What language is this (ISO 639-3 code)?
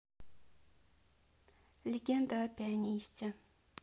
rus